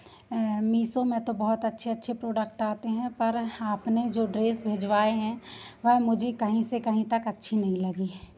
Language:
Hindi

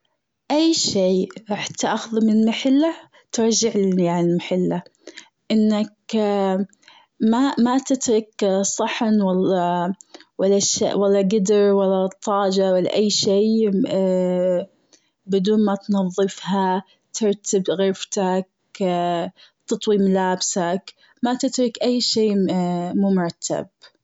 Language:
Gulf Arabic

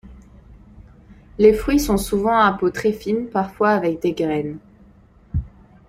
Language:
French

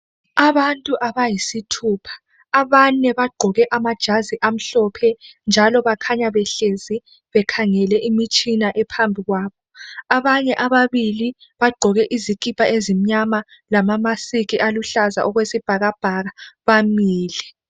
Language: North Ndebele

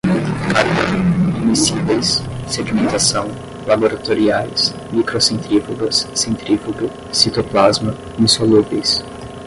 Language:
Portuguese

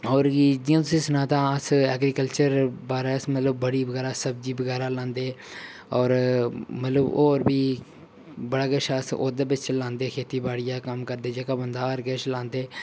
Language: Dogri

